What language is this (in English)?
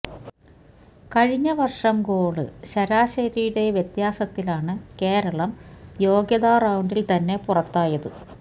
Malayalam